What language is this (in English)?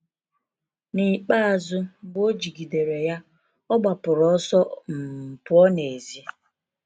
Igbo